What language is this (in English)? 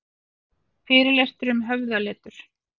Icelandic